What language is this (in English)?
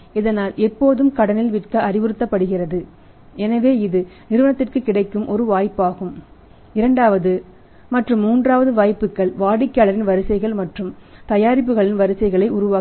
Tamil